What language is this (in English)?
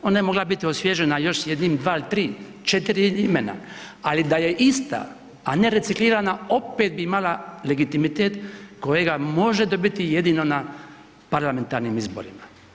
Croatian